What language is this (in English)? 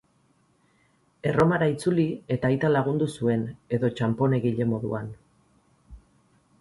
Basque